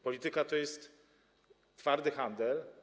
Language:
Polish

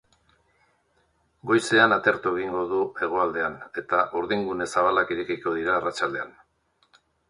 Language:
Basque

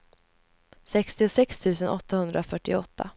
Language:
Swedish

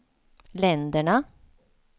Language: Swedish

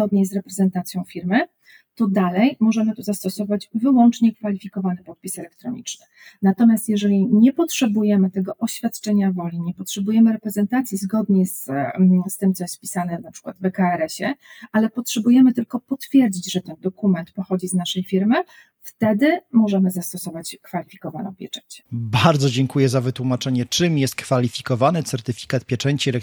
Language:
Polish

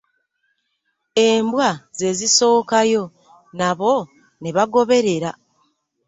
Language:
Ganda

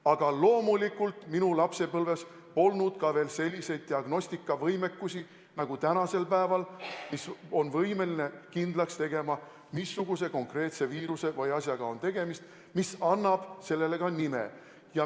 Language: Estonian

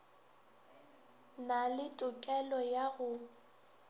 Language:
Northern Sotho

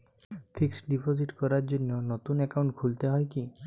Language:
Bangla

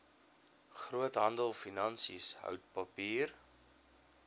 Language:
Afrikaans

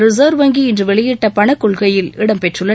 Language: Tamil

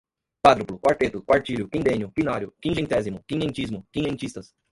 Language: Portuguese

